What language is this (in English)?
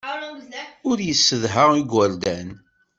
Kabyle